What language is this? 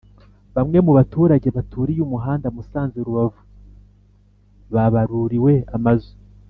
Kinyarwanda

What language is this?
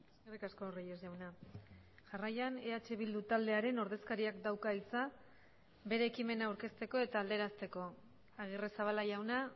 Basque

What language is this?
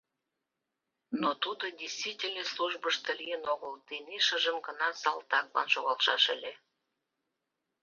Mari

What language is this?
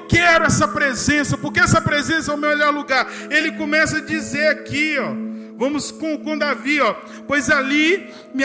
Portuguese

